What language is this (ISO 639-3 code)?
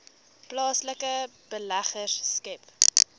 afr